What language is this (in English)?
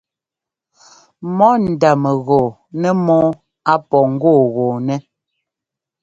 Ngomba